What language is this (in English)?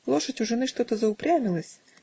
Russian